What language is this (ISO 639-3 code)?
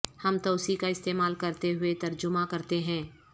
urd